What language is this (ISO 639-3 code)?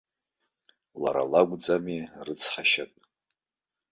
abk